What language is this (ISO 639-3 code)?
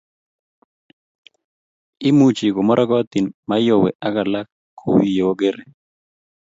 kln